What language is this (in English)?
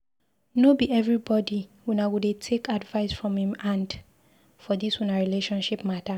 Nigerian Pidgin